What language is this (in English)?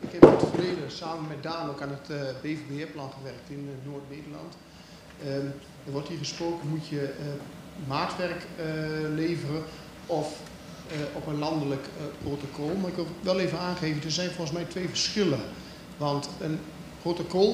Dutch